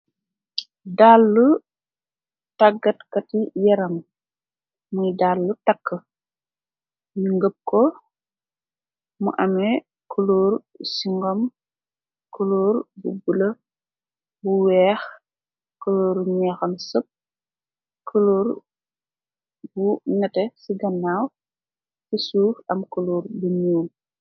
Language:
Wolof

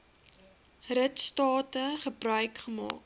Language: Afrikaans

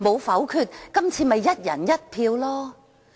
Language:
Cantonese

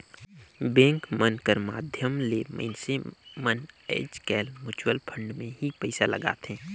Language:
Chhattisgarhi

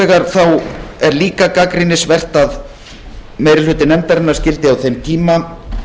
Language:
Icelandic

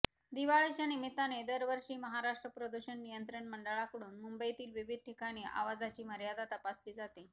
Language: Marathi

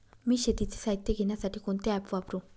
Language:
Marathi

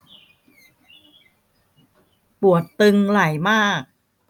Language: Thai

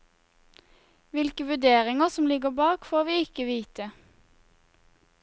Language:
Norwegian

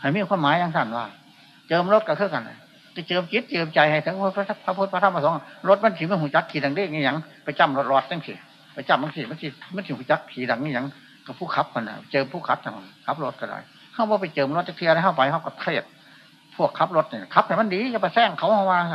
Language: Thai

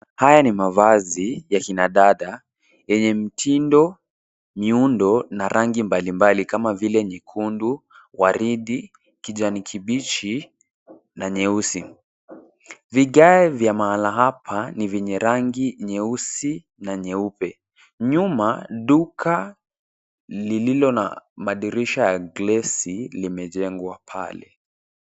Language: Swahili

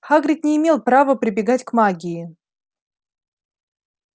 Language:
Russian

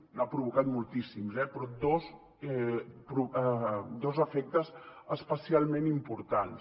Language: Catalan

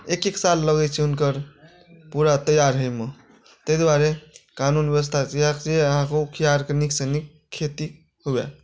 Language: Maithili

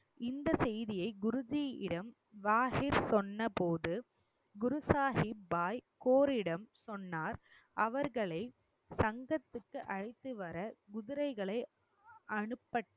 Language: Tamil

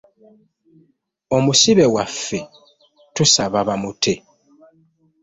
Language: Ganda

